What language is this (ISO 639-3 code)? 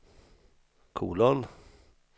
swe